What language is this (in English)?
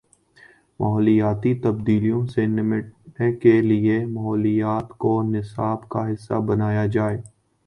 Urdu